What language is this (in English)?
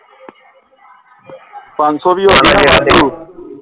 Punjabi